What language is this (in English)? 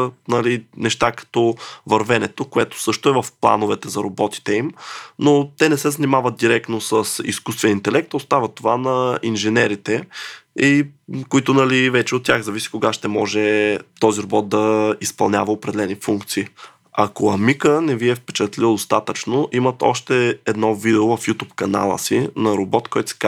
Bulgarian